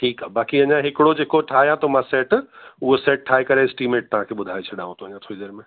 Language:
Sindhi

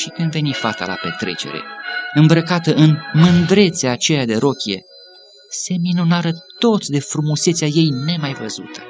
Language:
Romanian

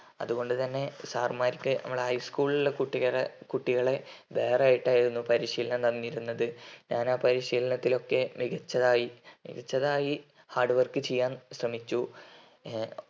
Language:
Malayalam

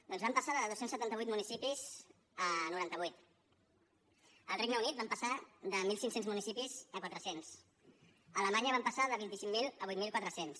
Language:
Catalan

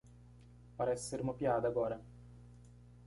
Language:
Portuguese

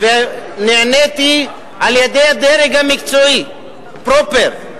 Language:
Hebrew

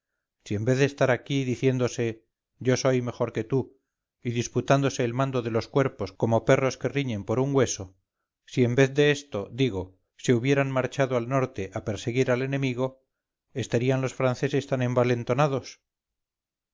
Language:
Spanish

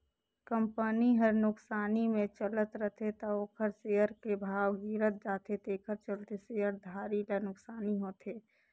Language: Chhattisgarhi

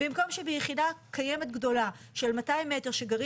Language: Hebrew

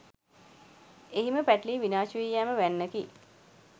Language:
Sinhala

